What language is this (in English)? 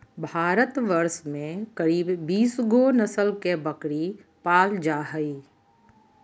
Magahi